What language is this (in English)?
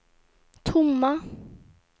Swedish